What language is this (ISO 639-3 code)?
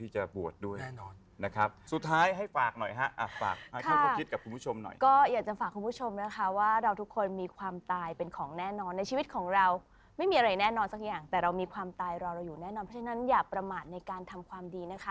tha